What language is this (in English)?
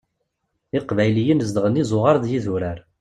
Kabyle